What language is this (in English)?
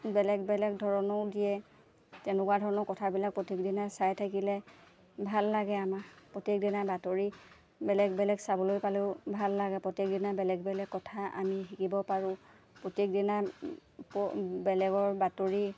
Assamese